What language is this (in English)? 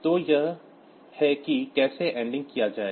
Hindi